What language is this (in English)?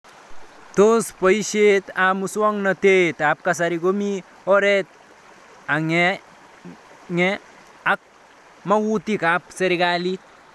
Kalenjin